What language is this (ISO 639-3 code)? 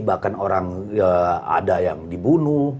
ind